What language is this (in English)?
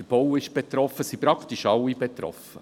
Swiss German